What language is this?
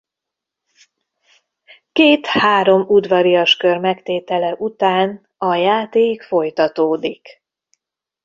Hungarian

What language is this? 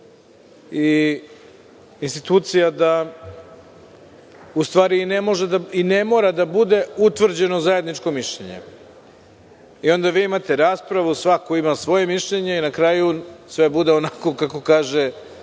Serbian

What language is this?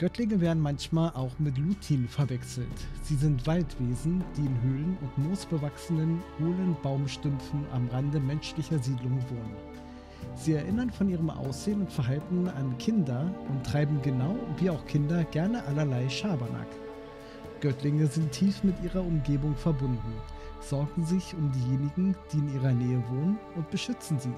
German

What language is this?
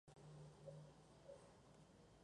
Spanish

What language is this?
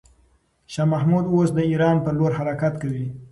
Pashto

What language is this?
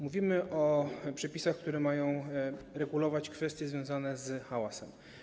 Polish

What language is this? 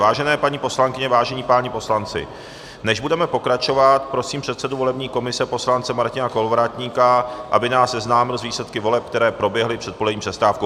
Czech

